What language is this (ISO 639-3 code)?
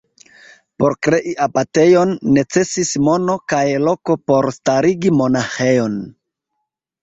epo